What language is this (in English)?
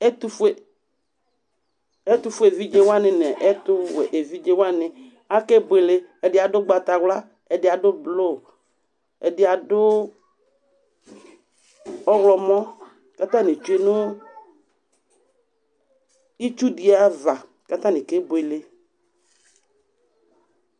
Ikposo